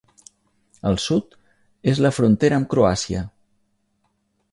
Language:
Catalan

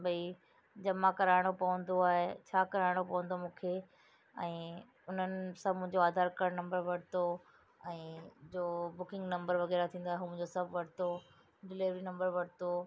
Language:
Sindhi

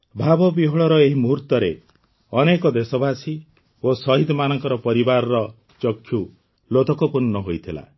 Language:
Odia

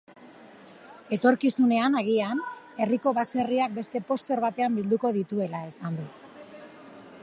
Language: Basque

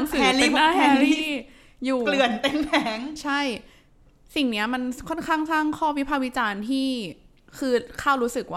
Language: Thai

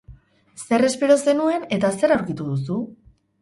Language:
Basque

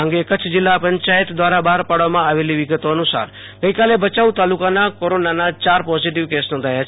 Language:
Gujarati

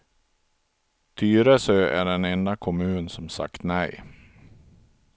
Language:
Swedish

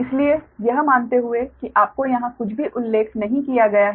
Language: Hindi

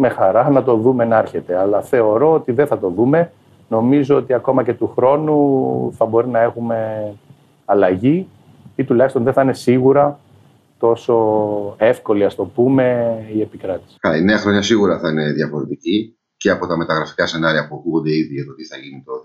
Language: Greek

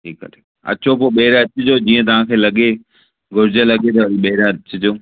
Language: Sindhi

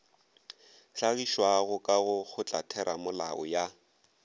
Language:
Northern Sotho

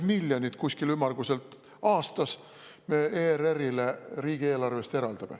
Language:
Estonian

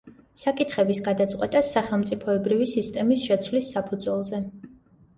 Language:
Georgian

